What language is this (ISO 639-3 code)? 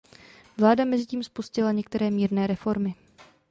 ces